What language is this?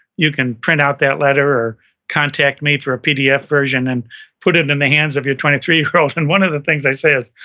English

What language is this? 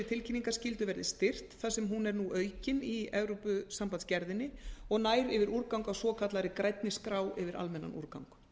Icelandic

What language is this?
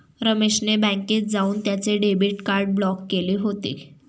Marathi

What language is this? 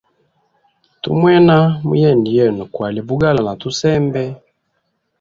Hemba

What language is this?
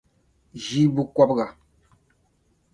Dagbani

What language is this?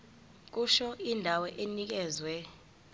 Zulu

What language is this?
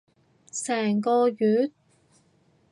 Cantonese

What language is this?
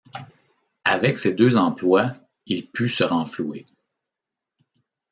French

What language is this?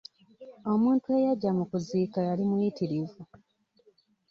Ganda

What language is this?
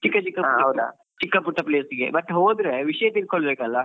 Kannada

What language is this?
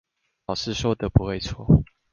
Chinese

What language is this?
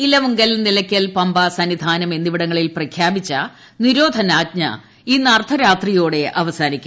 Malayalam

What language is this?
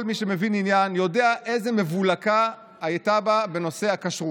Hebrew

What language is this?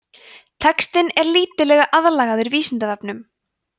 Icelandic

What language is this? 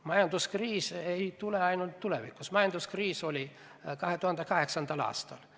Estonian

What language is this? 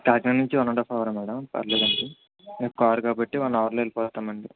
Telugu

